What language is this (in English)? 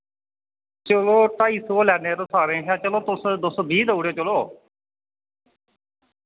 Dogri